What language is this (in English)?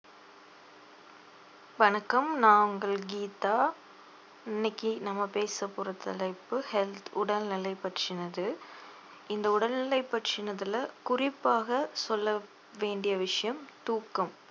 Tamil